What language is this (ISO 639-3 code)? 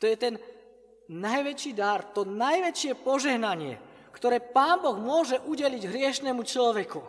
slk